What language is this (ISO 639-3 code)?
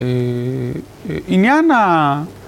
heb